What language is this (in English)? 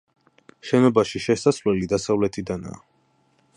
Georgian